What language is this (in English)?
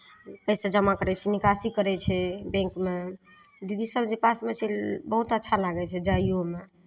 Maithili